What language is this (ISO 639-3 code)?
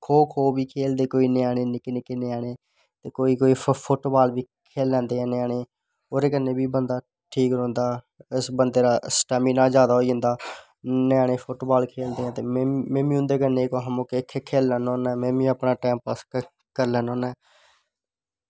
doi